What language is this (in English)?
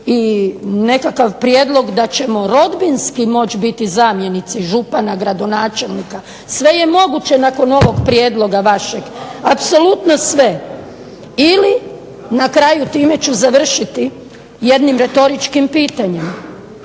Croatian